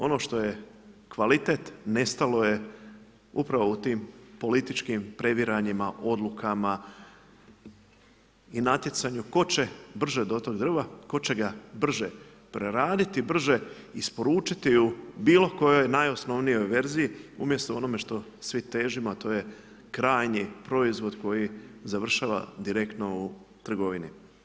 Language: Croatian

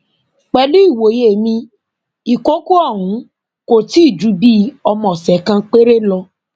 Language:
Yoruba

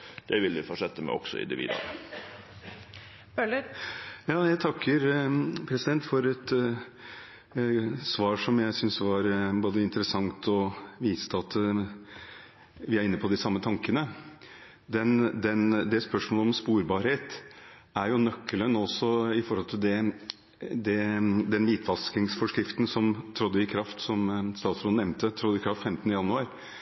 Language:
Norwegian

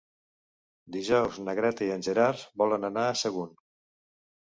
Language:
Catalan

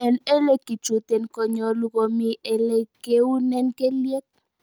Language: Kalenjin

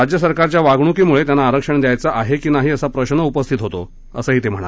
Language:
Marathi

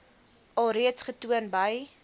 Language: Afrikaans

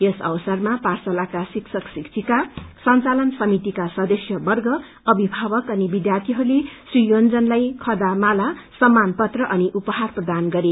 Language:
Nepali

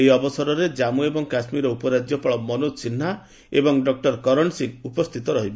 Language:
Odia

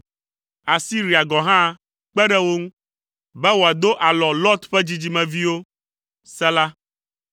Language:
Ewe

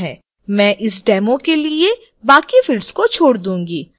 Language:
Hindi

